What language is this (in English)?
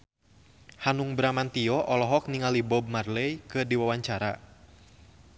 Sundanese